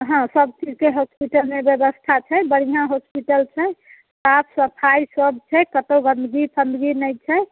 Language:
Maithili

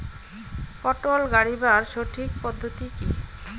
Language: Bangla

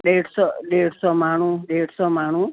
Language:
Sindhi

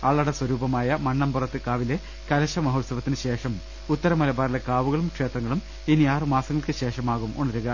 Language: Malayalam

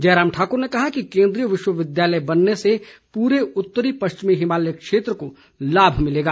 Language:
Hindi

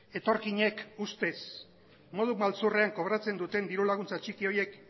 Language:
Basque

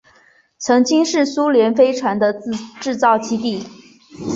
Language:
Chinese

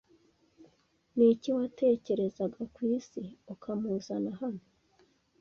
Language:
Kinyarwanda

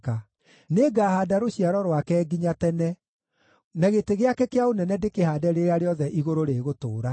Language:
Kikuyu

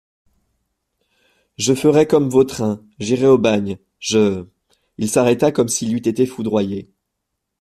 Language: French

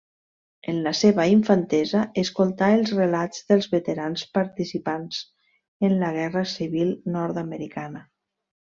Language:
Catalan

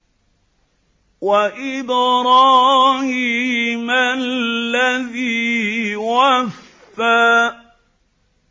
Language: Arabic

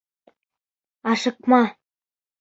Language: Bashkir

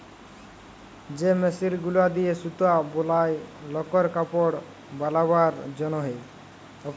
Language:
Bangla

